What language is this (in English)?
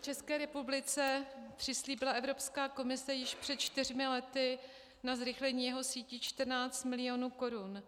Czech